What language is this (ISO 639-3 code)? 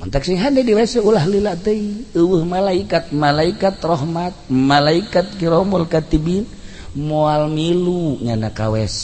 ind